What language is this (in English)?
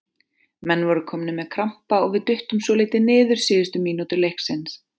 Icelandic